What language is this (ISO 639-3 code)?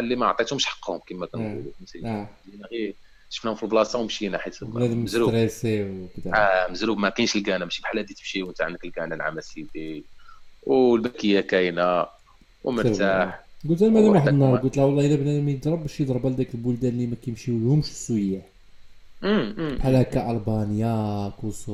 ara